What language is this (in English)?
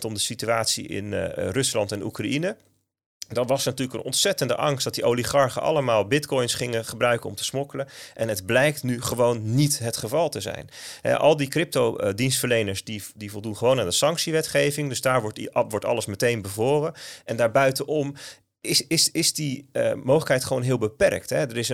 Dutch